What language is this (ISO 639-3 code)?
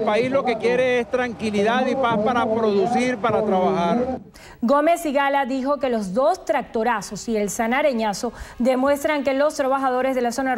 spa